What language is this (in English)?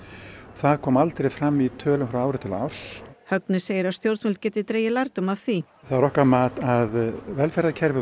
Icelandic